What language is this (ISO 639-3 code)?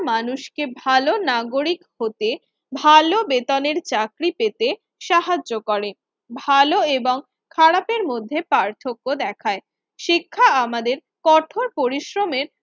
ben